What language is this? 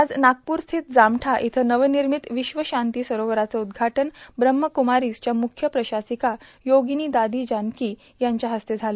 Marathi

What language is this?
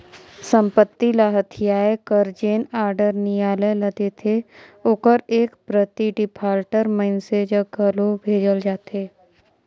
Chhattisgarhi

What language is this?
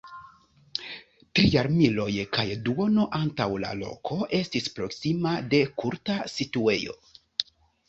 Esperanto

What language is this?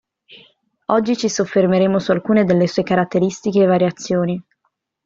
Italian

